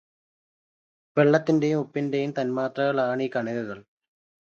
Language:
Malayalam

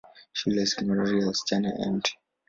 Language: Swahili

